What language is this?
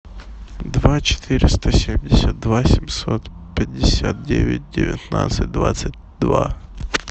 Russian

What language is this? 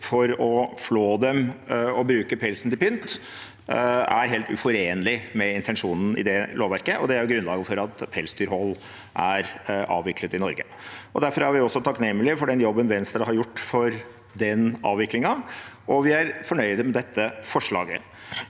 Norwegian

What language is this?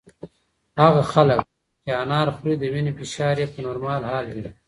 Pashto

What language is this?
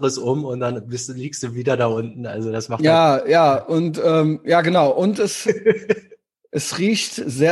German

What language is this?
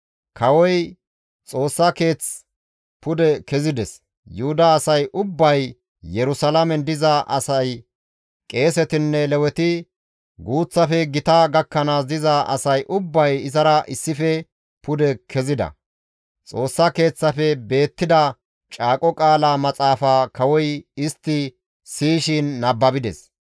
Gamo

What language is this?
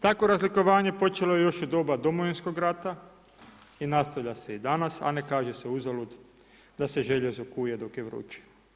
Croatian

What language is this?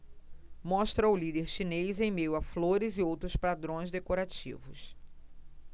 Portuguese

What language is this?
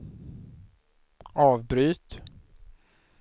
Swedish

